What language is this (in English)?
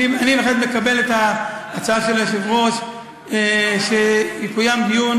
Hebrew